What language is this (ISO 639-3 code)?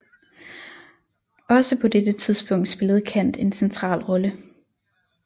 dan